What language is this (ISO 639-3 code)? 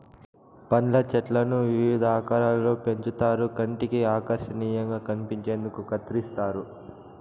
tel